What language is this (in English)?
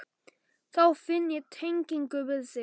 Icelandic